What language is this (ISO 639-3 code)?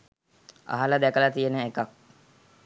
sin